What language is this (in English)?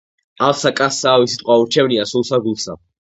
Georgian